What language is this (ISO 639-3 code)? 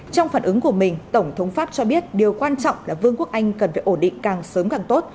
vie